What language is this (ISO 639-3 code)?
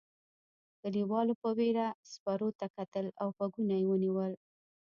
pus